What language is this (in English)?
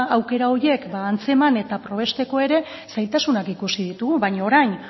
Basque